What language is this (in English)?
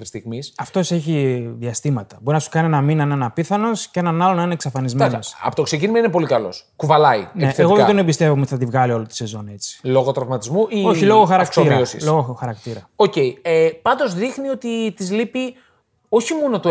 Greek